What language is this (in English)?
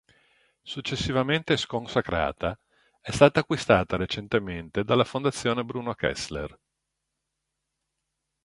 Italian